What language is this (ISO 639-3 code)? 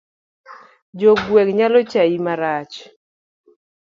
luo